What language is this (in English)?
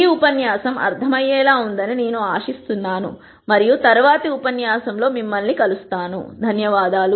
Telugu